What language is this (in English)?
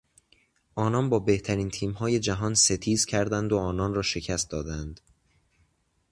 Persian